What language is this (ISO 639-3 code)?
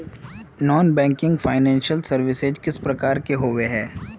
mag